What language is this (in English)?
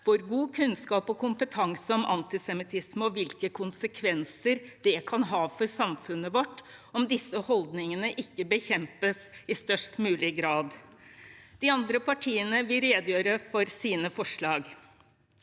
Norwegian